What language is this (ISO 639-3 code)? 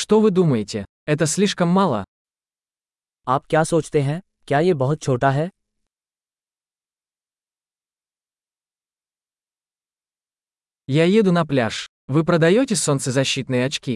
rus